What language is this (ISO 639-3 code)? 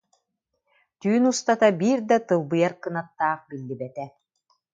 sah